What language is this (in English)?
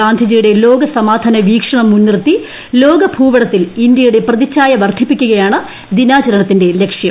Malayalam